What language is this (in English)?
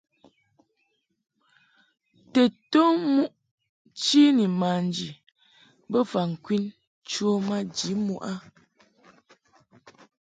Mungaka